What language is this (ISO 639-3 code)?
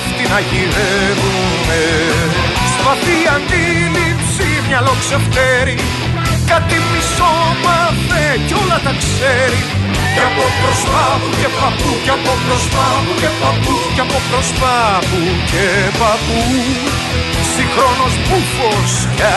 ell